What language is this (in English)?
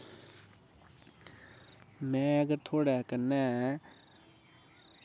Dogri